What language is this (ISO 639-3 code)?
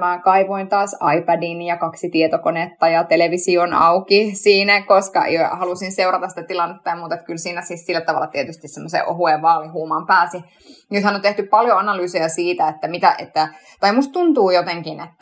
fin